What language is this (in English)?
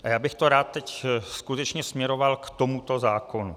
Czech